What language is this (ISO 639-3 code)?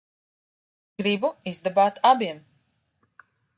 lav